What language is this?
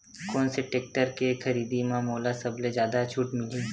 Chhattisgarhi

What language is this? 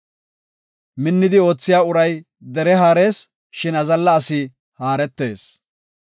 Gofa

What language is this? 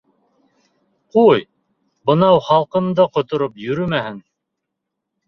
Bashkir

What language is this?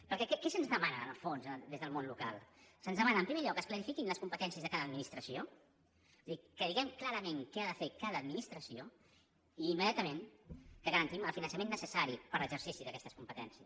Catalan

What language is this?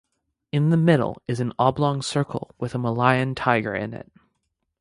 English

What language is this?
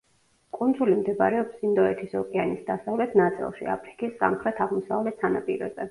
Georgian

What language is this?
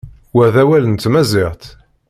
Kabyle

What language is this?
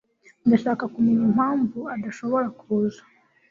Kinyarwanda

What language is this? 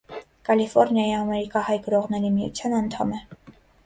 Armenian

